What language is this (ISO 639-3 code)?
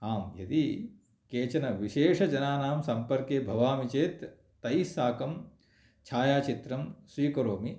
san